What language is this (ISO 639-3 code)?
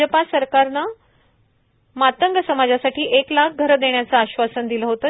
mar